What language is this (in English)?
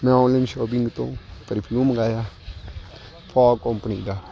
Punjabi